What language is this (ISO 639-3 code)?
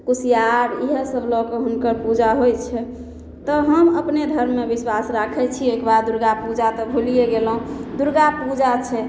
mai